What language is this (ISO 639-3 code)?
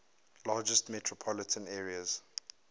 eng